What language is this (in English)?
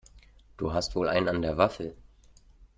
German